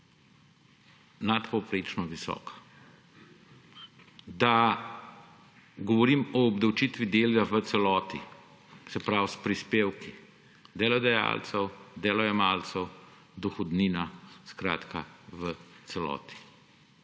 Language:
Slovenian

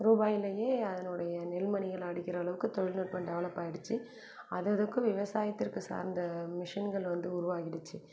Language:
Tamil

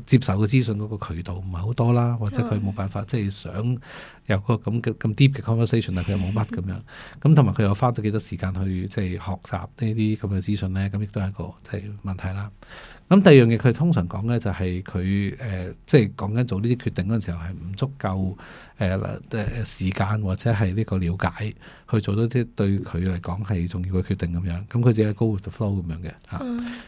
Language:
Chinese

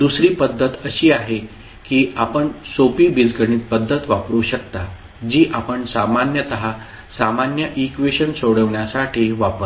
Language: Marathi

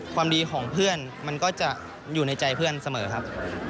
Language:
Thai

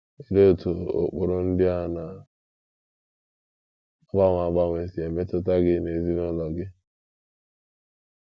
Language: Igbo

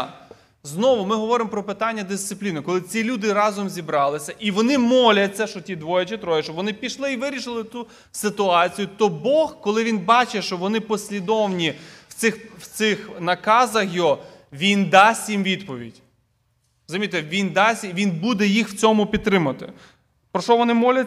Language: Ukrainian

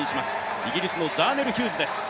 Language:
Japanese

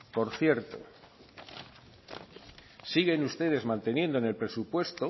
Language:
Spanish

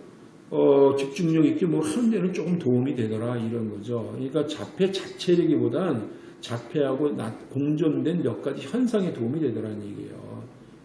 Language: Korean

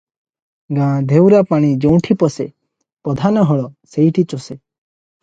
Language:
Odia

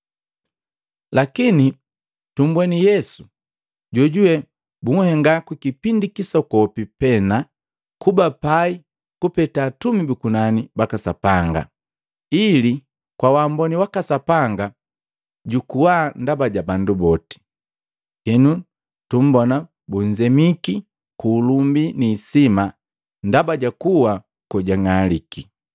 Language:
Matengo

